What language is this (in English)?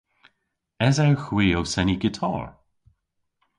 Cornish